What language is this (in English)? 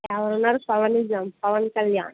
Telugu